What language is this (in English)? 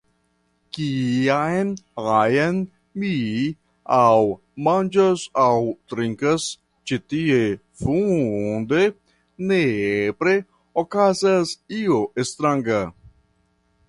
Esperanto